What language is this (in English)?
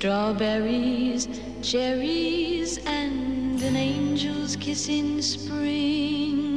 Turkish